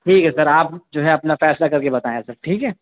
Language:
Urdu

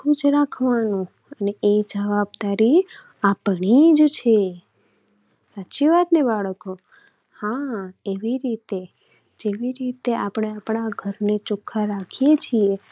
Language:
Gujarati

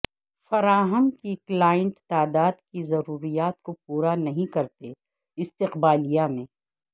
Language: Urdu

